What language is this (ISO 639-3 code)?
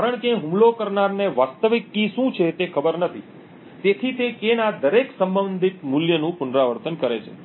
guj